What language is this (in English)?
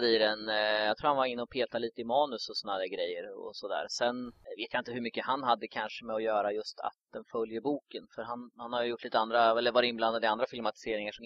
Swedish